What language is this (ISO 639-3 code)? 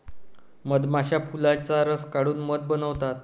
mar